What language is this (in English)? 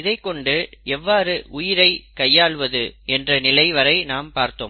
Tamil